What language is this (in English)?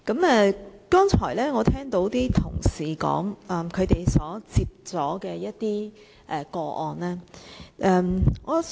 Cantonese